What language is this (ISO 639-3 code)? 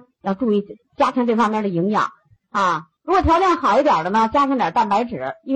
zho